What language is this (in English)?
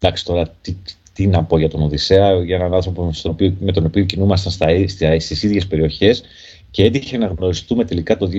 Greek